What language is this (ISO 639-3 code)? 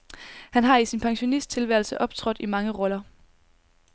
dan